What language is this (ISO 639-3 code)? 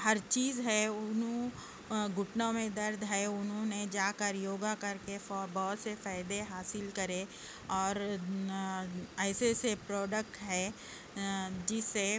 urd